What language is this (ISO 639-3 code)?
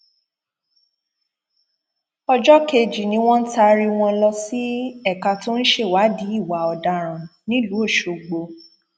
yor